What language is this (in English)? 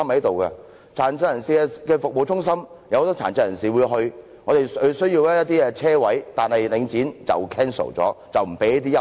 Cantonese